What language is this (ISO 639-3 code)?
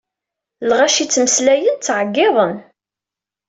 kab